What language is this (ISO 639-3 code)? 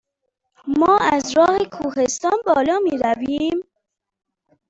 fas